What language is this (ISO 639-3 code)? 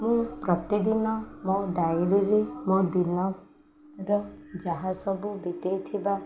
ori